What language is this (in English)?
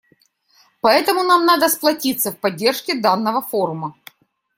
Russian